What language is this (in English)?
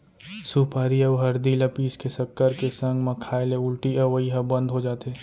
Chhattisgarhi